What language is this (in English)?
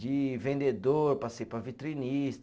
Portuguese